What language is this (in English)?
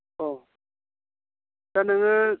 Bodo